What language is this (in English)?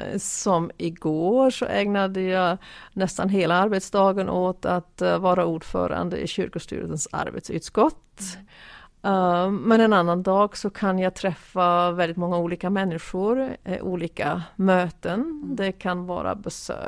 Swedish